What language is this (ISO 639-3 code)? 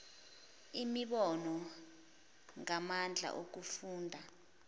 zul